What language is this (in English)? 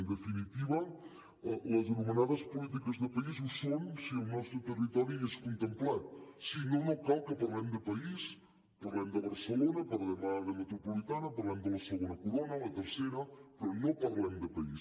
Catalan